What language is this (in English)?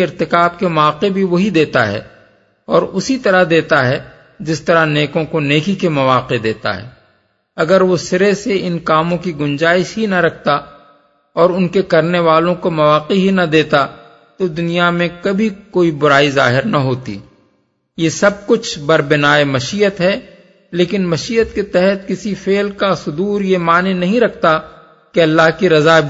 Urdu